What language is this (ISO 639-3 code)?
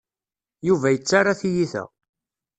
kab